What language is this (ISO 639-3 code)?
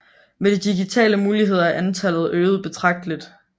dan